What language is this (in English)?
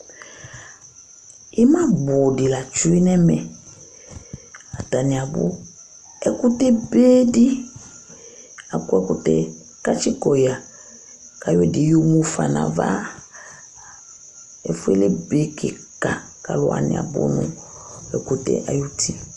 Ikposo